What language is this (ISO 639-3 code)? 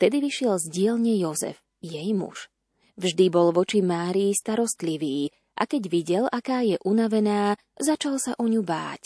slk